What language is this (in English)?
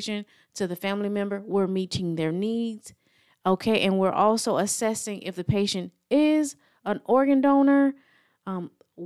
English